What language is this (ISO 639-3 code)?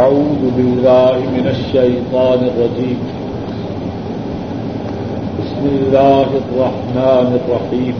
urd